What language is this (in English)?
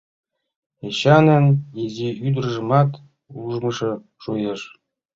Mari